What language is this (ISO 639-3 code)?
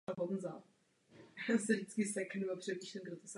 ces